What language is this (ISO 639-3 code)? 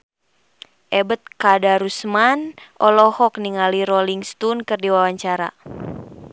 sun